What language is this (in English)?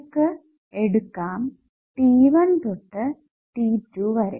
Malayalam